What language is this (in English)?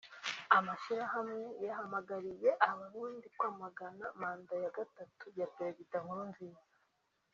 Kinyarwanda